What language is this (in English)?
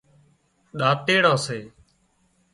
Wadiyara Koli